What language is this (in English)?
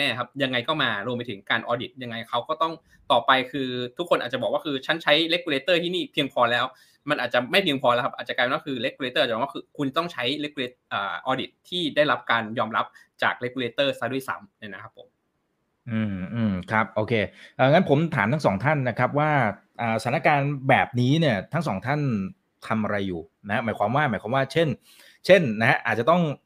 Thai